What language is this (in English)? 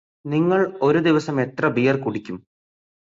Malayalam